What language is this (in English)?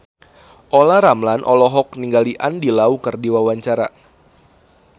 Sundanese